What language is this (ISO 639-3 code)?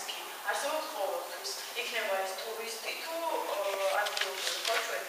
ron